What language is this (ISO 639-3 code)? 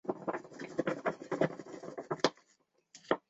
zho